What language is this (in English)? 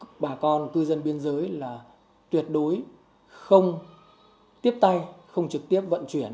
Vietnamese